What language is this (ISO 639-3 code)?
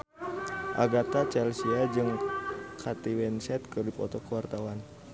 sun